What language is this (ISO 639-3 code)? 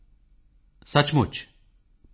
pan